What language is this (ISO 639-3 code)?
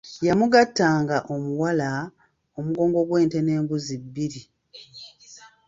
lug